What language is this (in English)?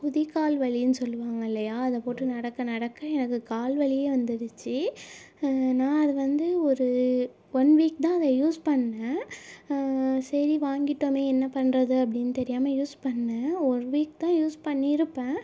Tamil